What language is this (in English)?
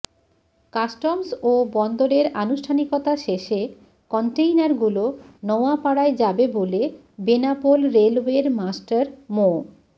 Bangla